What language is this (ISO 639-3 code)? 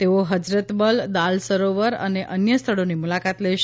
guj